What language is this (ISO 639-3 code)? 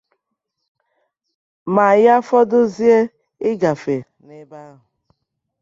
ibo